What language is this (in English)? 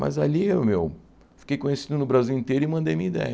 Portuguese